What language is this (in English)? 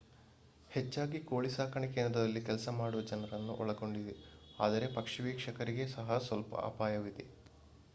Kannada